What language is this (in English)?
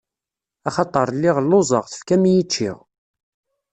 Kabyle